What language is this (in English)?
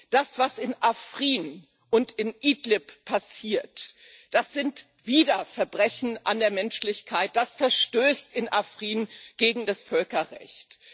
German